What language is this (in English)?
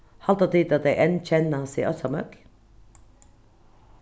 Faroese